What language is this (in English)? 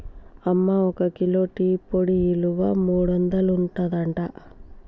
Telugu